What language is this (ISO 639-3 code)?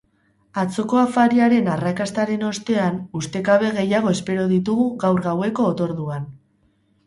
eus